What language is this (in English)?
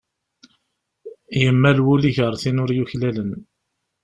Kabyle